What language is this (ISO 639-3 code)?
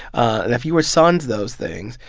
eng